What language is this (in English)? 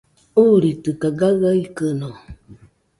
Nüpode Huitoto